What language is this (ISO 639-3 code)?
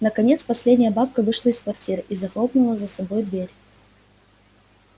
rus